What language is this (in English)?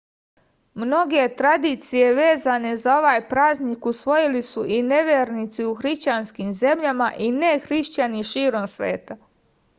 Serbian